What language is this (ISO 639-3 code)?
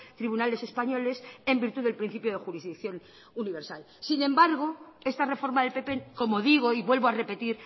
spa